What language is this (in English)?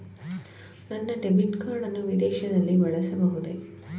Kannada